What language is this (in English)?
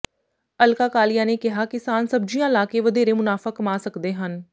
Punjabi